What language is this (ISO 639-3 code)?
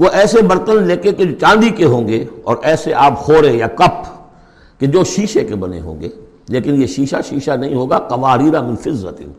urd